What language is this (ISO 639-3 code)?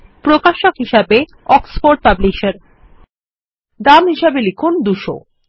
ben